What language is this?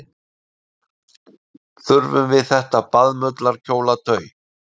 Icelandic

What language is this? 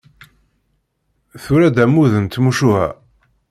Kabyle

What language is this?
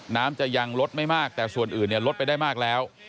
Thai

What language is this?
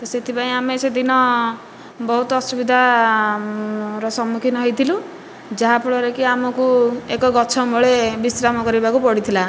Odia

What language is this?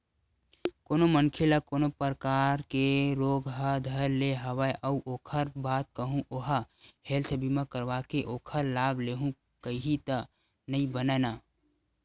Chhattisgarhi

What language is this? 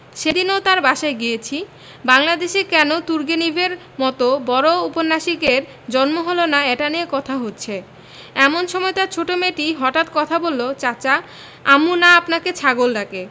Bangla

